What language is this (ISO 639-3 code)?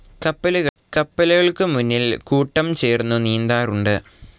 mal